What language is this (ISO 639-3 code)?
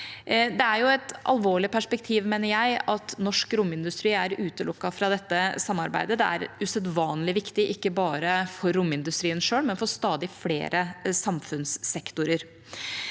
nor